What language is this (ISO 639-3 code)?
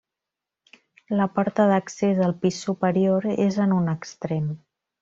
cat